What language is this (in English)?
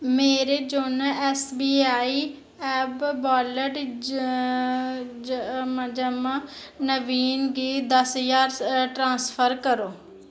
Dogri